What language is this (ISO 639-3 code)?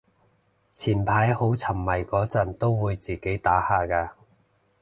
yue